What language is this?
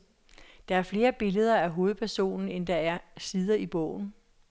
Danish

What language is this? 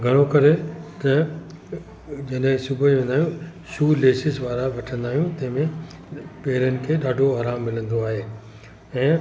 Sindhi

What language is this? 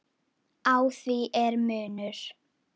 Icelandic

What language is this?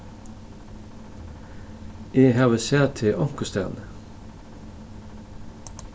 Faroese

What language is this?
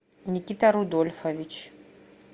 Russian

